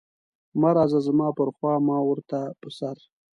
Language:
Pashto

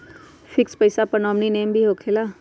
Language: Magahi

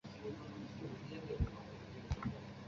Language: Chinese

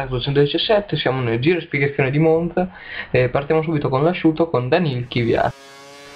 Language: Italian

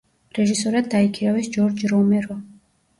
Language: Georgian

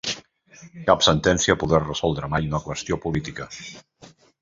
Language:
Catalan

